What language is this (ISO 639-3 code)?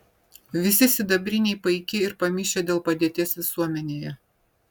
lit